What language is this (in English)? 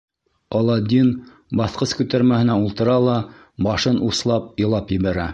Bashkir